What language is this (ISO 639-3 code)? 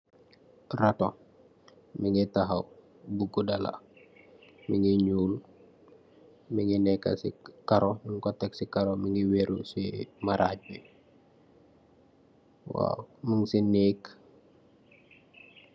wol